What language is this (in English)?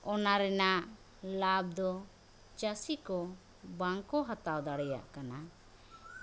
Santali